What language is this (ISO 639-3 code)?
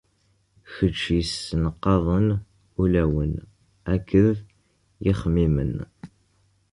kab